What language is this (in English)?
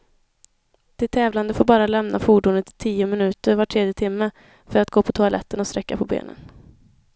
Swedish